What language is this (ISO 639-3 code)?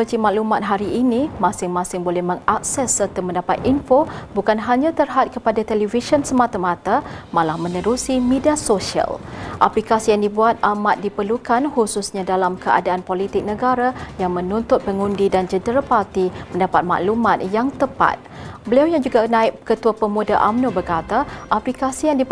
msa